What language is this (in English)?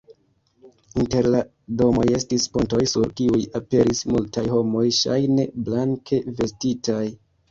Esperanto